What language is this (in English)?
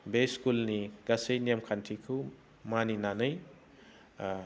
Bodo